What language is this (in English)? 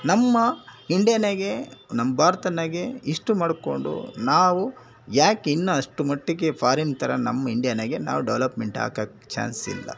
Kannada